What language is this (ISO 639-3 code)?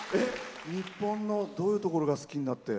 jpn